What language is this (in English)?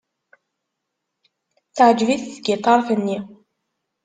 Kabyle